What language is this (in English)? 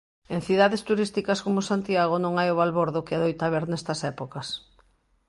Galician